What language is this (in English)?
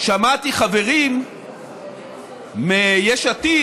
Hebrew